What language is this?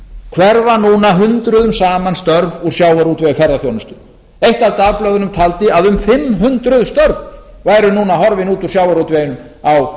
Icelandic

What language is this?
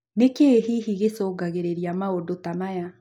Kikuyu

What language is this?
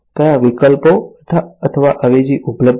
Gujarati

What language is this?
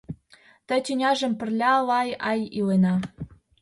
Mari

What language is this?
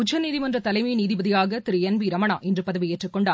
Tamil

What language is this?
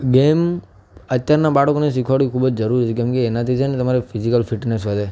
Gujarati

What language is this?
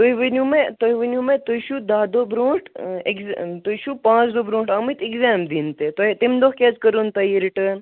Kashmiri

